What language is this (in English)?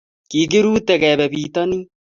Kalenjin